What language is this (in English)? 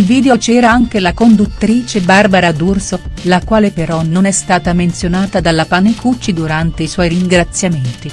Italian